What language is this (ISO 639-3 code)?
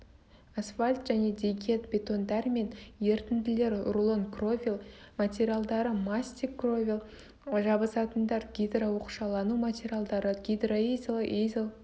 kaz